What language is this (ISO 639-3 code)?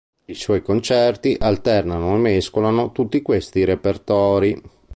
ita